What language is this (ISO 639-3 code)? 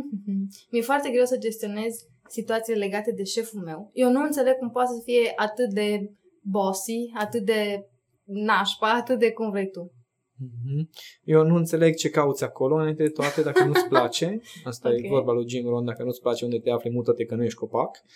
ron